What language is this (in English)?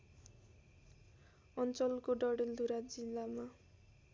Nepali